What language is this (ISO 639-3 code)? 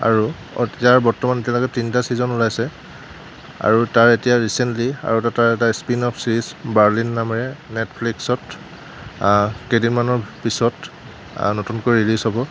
asm